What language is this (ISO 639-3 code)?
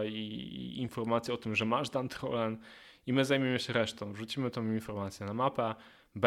pol